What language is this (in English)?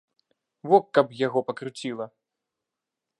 Belarusian